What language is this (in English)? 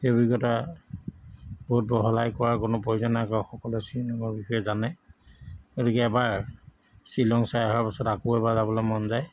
Assamese